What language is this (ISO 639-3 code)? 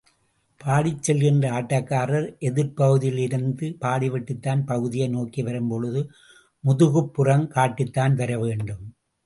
tam